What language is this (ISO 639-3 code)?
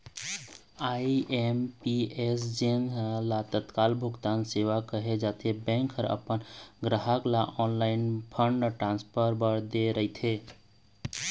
hne